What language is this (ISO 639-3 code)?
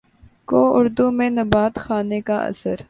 urd